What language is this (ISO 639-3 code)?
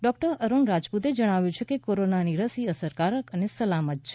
guj